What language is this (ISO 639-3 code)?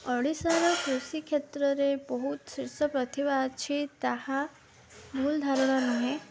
ori